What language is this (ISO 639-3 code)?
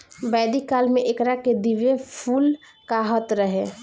bho